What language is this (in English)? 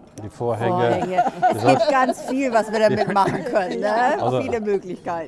German